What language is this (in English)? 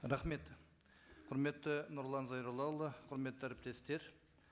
Kazakh